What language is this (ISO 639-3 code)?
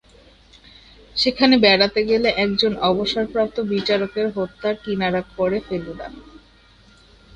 ben